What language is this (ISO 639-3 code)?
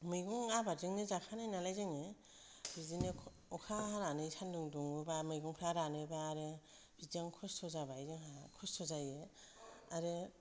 brx